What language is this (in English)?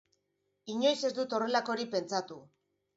Basque